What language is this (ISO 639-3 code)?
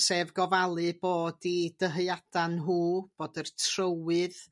cym